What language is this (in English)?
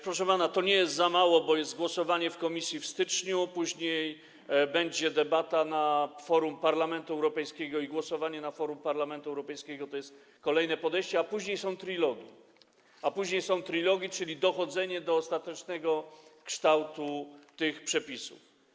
Polish